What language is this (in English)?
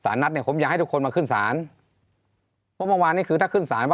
Thai